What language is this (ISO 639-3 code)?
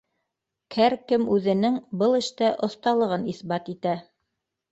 bak